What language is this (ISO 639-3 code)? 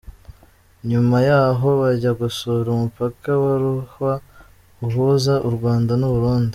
kin